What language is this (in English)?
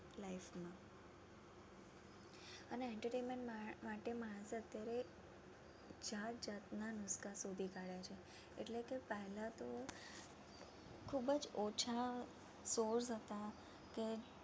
Gujarati